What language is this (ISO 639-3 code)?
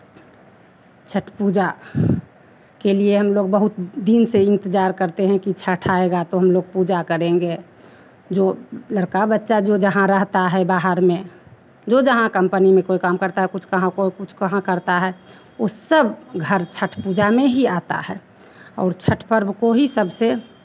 hin